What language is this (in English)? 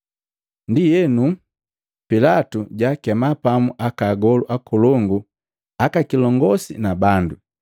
Matengo